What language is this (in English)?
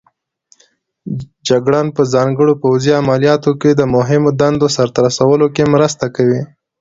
Pashto